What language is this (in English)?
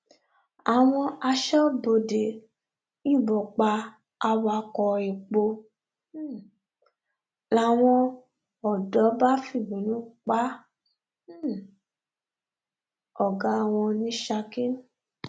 Yoruba